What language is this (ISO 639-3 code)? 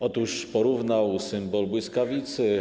pol